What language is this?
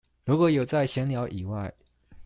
Chinese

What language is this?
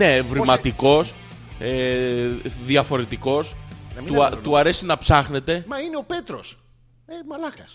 Greek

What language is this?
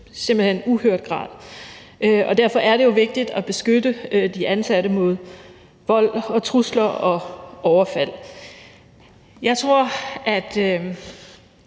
Danish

